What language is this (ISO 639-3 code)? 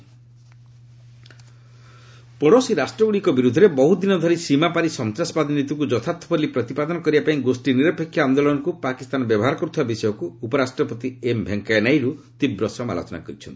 ori